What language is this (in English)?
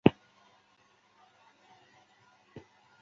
Chinese